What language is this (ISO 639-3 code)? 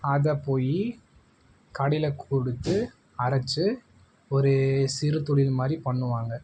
tam